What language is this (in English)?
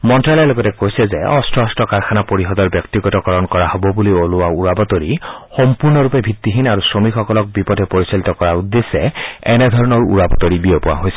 Assamese